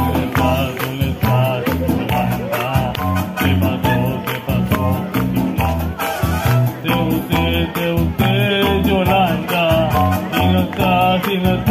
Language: Spanish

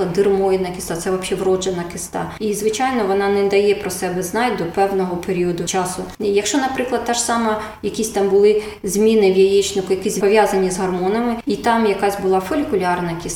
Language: Ukrainian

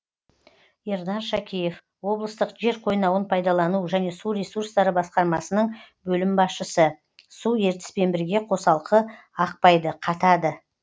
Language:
Kazakh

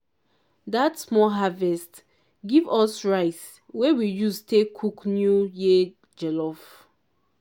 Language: Nigerian Pidgin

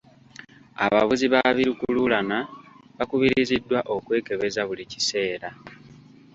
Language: Ganda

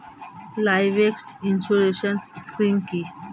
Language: Bangla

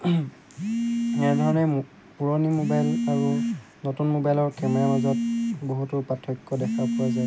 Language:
Assamese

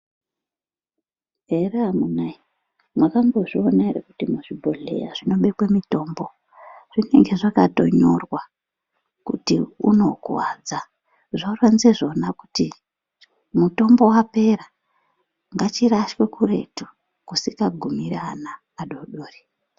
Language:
Ndau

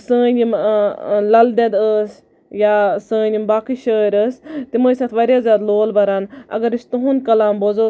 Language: Kashmiri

